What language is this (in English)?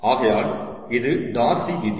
Tamil